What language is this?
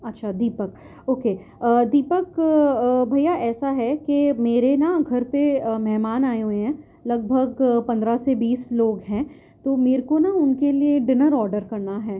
Urdu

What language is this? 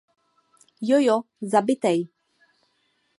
Czech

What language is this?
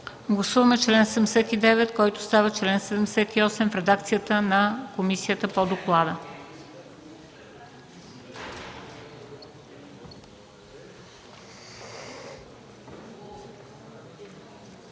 Bulgarian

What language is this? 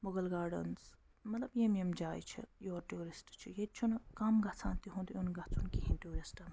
Kashmiri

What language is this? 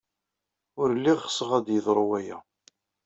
Kabyle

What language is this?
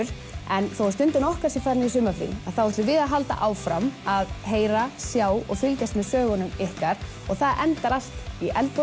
Icelandic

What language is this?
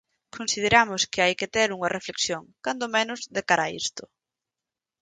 Galician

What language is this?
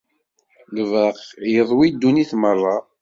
Kabyle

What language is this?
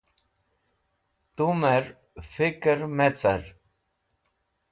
Wakhi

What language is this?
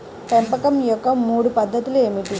Telugu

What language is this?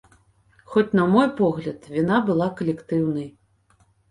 Belarusian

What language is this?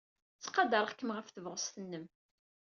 Kabyle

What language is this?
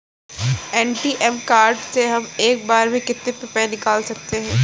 Hindi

